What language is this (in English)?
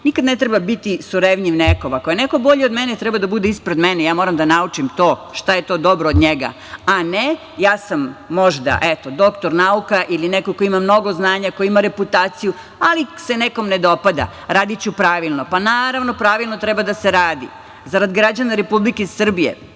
Serbian